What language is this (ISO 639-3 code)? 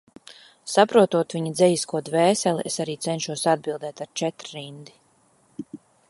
lav